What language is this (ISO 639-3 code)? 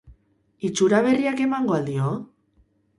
eus